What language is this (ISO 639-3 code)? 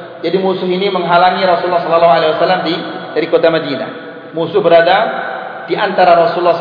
msa